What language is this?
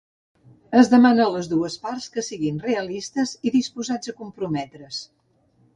Catalan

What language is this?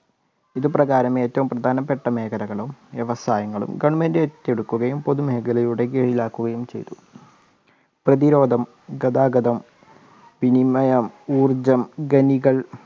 Malayalam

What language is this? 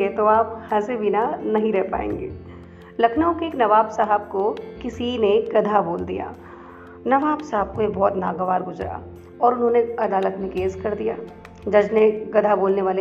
Hindi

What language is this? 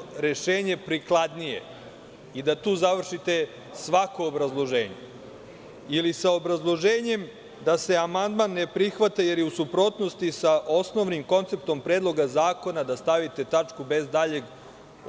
Serbian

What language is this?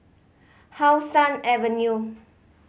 English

